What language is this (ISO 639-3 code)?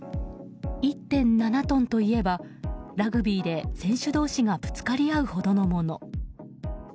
jpn